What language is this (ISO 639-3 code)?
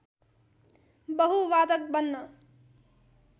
nep